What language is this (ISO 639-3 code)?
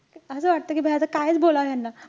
mar